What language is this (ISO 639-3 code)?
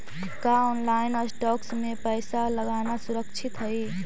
mag